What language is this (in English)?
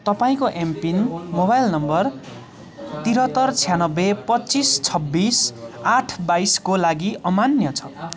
Nepali